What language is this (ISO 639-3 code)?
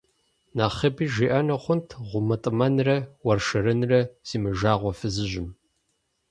kbd